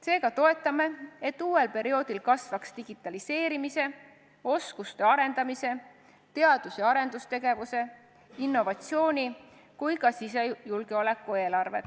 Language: Estonian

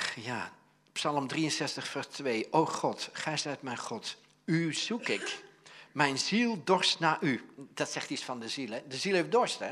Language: Dutch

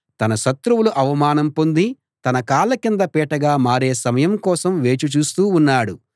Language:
Telugu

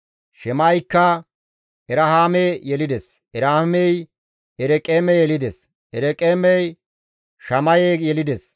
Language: Gamo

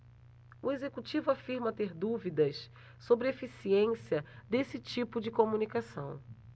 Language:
Portuguese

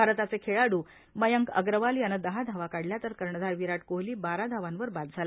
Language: Marathi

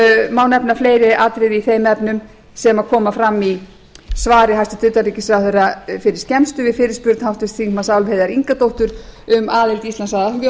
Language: Icelandic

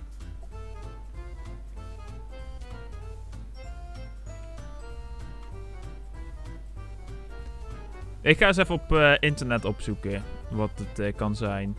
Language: Dutch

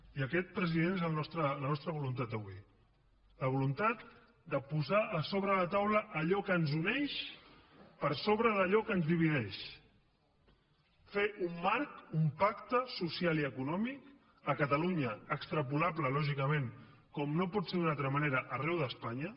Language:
Catalan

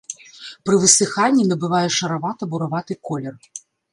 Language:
Belarusian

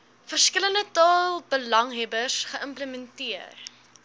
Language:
Afrikaans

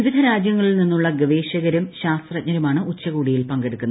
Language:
Malayalam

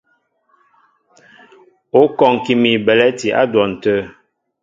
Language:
Mbo (Cameroon)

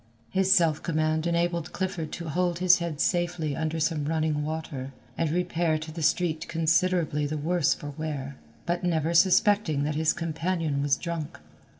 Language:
English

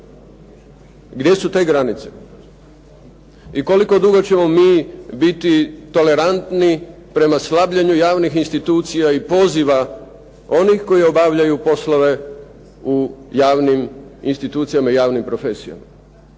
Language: Croatian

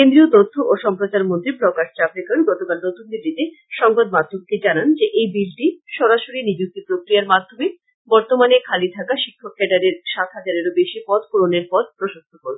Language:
Bangla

